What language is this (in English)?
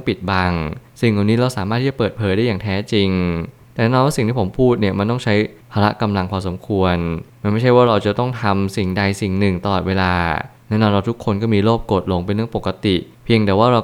Thai